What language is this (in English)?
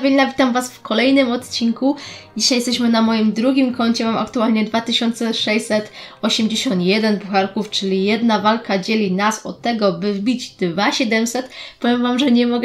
Polish